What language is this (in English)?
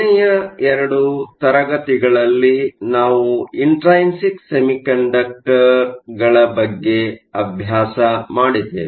Kannada